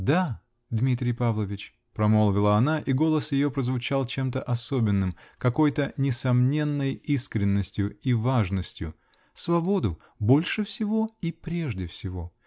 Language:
Russian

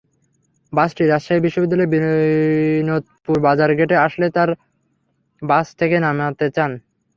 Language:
Bangla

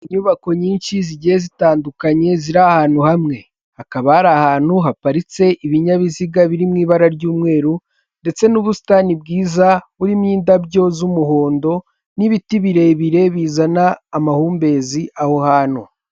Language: Kinyarwanda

